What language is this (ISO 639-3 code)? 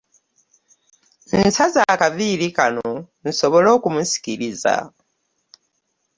lug